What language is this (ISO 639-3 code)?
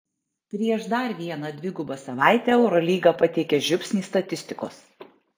lit